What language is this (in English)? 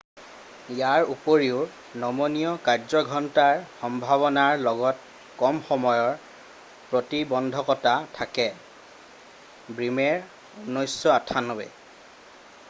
Assamese